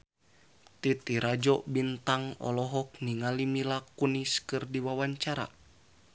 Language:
Sundanese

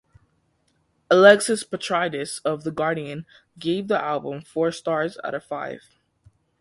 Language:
English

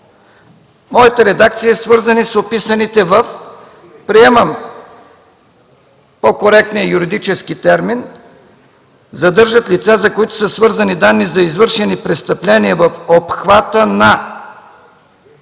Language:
Bulgarian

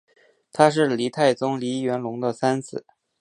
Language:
Chinese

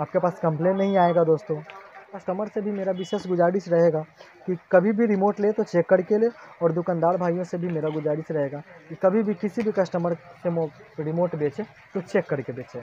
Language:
Hindi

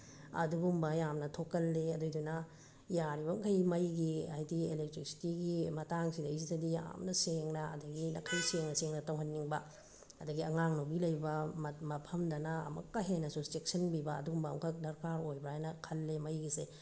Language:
Manipuri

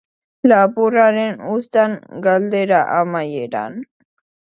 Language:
Basque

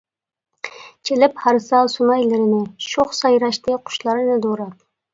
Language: Uyghur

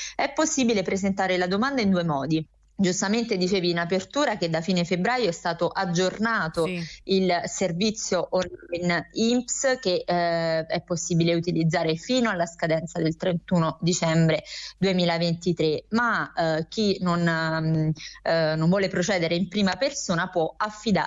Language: Italian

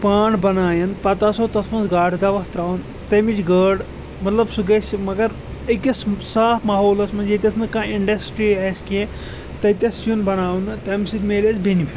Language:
Kashmiri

